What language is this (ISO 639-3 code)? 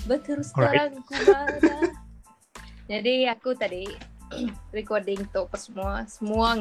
msa